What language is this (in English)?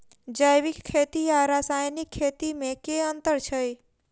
Maithili